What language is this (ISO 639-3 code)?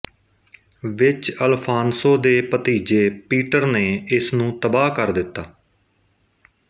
pan